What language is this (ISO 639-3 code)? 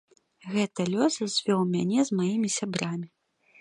bel